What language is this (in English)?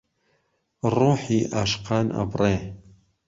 Central Kurdish